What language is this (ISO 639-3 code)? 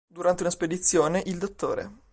ita